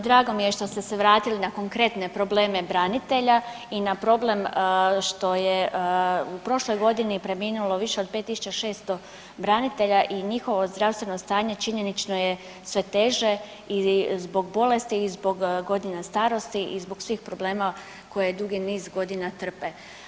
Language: Croatian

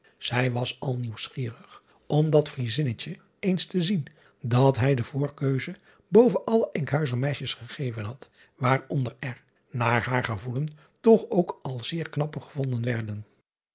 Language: Dutch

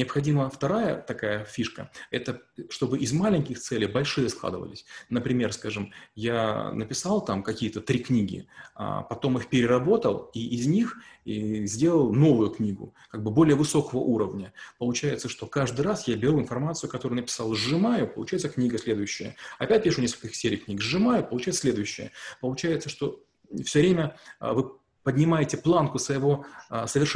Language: Russian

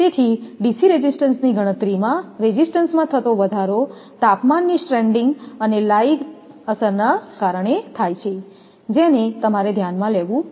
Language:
Gujarati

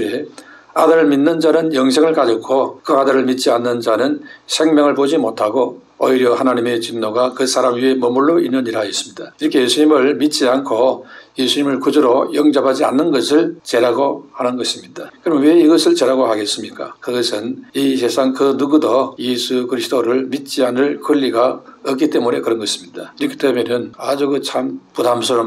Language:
Korean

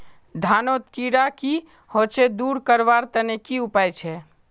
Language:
Magahi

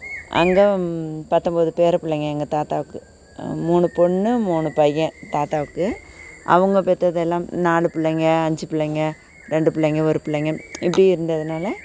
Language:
Tamil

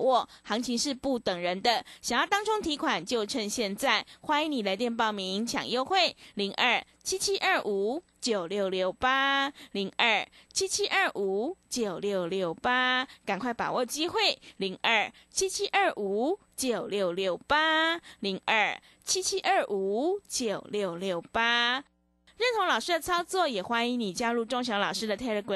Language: Chinese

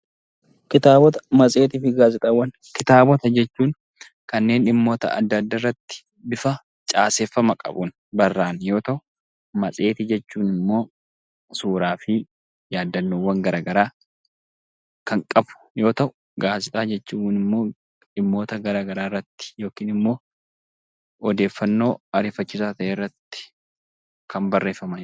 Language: Oromo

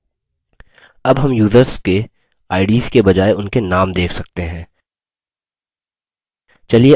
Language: Hindi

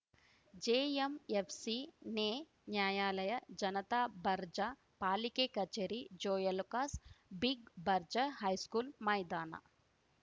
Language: Kannada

